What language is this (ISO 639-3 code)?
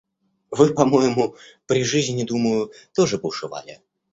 rus